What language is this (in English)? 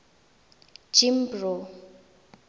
Tswana